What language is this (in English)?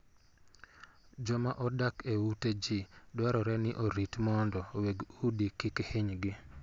Luo (Kenya and Tanzania)